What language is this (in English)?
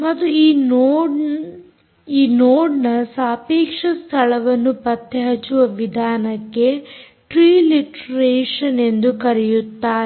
Kannada